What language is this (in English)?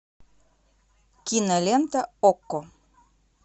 Russian